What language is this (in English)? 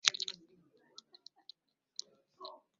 Swahili